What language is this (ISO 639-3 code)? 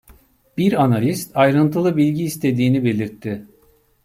tur